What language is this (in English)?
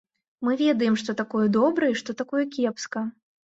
Belarusian